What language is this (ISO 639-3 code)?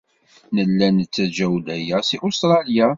kab